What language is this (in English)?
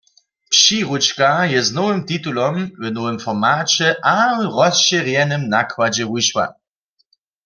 Upper Sorbian